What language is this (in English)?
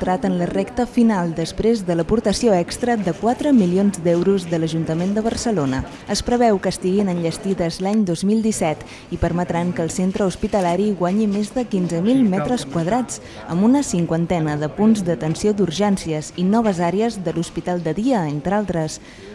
Spanish